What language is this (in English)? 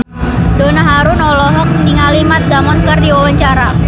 Sundanese